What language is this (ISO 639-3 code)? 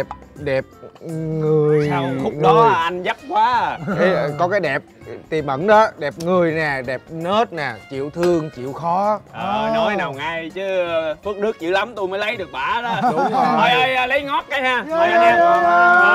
vie